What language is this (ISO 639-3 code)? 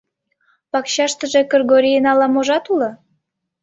chm